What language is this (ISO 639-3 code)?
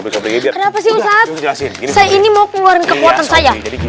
ind